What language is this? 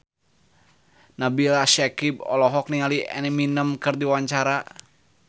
Sundanese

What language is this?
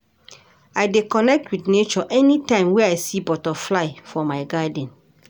Nigerian Pidgin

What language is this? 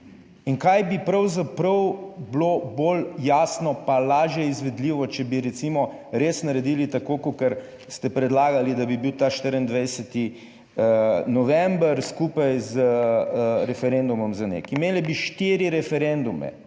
Slovenian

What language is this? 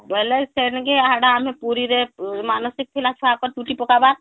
Odia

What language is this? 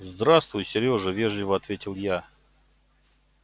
Russian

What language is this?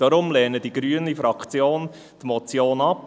Swiss German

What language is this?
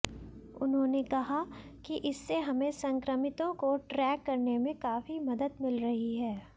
Hindi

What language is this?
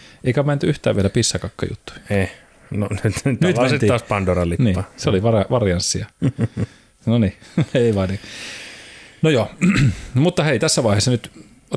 Finnish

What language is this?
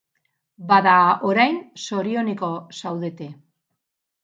Basque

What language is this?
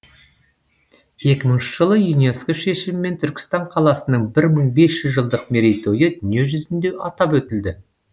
Kazakh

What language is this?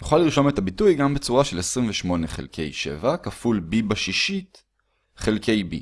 Hebrew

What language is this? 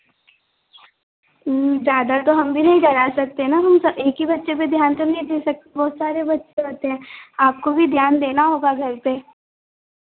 Hindi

